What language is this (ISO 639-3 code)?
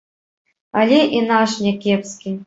bel